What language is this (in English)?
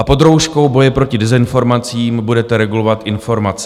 Czech